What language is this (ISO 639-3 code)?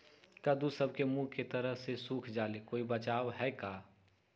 mag